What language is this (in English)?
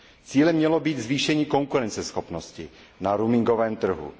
Czech